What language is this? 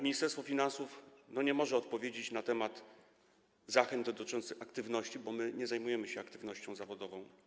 Polish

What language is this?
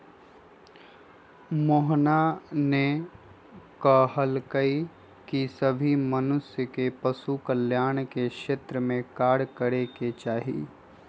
Magahi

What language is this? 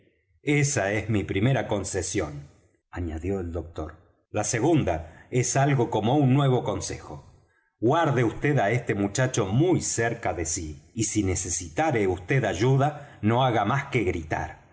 Spanish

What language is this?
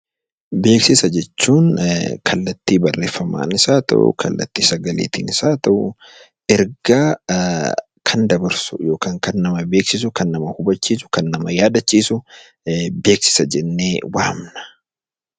Oromo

